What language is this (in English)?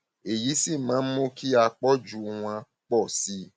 Yoruba